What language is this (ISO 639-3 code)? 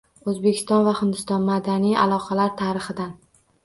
uzb